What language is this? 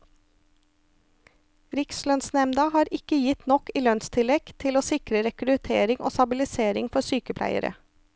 Norwegian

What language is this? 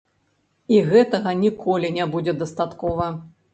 Belarusian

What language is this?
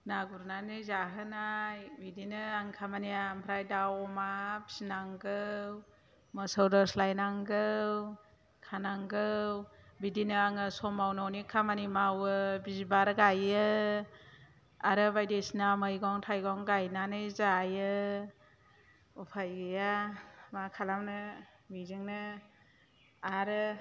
Bodo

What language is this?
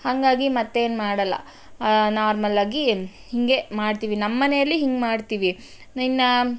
Kannada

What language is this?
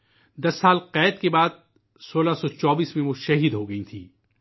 Urdu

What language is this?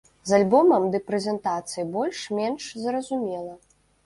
Belarusian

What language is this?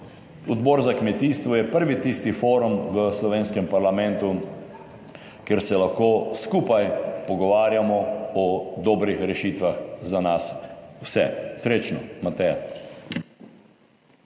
Slovenian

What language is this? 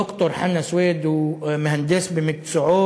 Hebrew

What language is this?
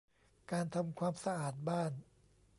Thai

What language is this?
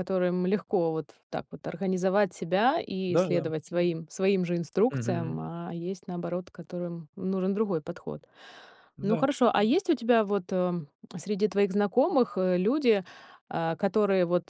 Russian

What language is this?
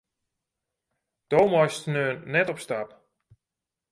Western Frisian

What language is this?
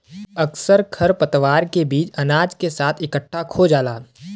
Bhojpuri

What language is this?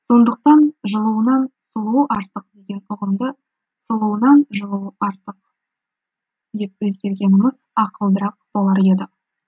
Kazakh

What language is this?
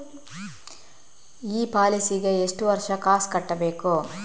Kannada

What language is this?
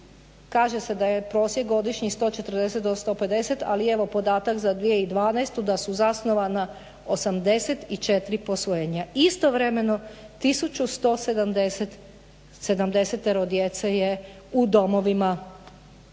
Croatian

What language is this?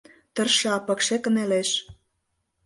Mari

